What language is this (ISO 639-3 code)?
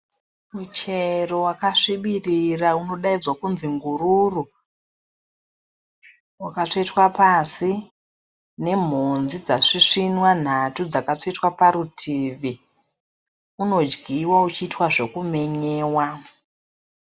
sna